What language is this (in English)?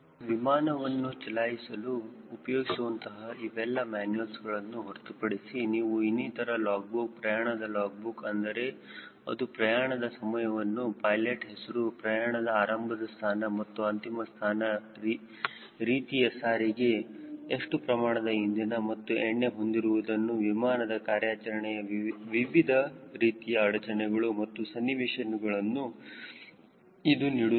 Kannada